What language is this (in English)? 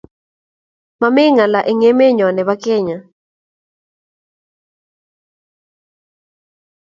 Kalenjin